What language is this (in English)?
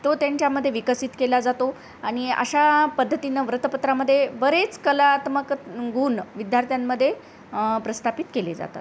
Marathi